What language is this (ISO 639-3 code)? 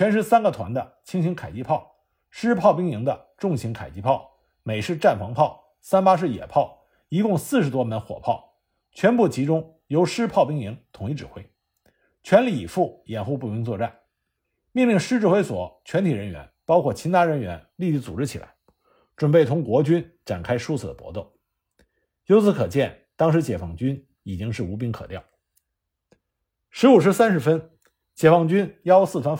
zho